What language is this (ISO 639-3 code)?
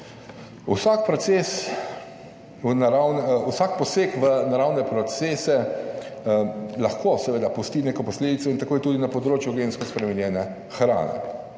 slv